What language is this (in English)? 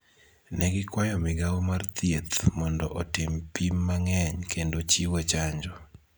Luo (Kenya and Tanzania)